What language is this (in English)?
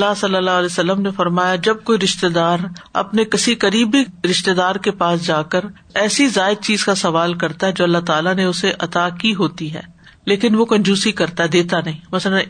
Urdu